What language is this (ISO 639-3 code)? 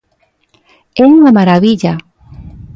glg